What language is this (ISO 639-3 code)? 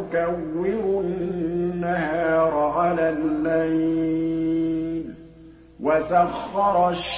ara